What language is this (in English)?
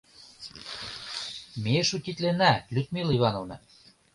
Mari